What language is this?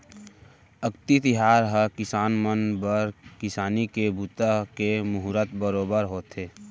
Chhattisgarhi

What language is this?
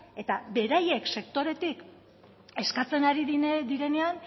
Basque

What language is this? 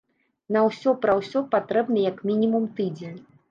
Belarusian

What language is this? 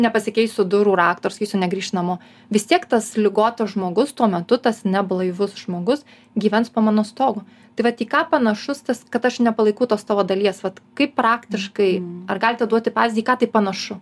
Lithuanian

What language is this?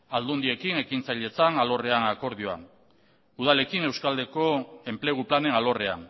Basque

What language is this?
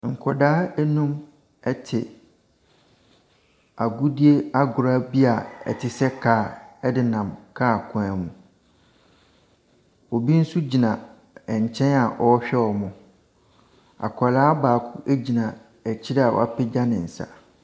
Akan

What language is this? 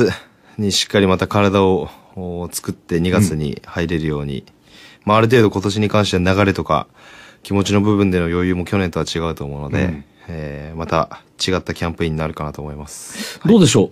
Japanese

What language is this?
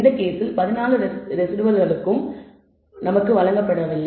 Tamil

